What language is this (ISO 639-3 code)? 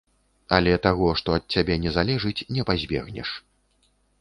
bel